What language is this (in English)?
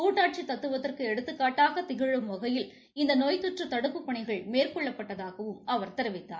Tamil